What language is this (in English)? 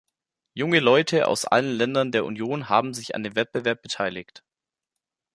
German